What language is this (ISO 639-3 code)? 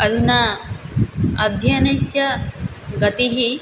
san